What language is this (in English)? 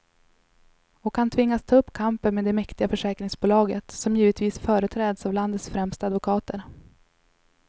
Swedish